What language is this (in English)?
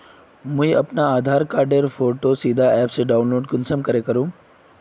Magahi